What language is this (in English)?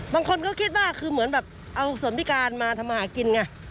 Thai